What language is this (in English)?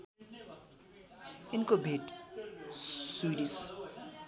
Nepali